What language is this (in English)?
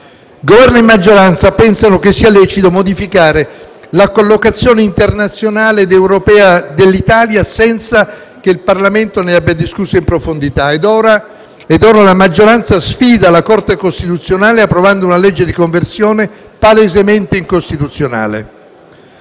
Italian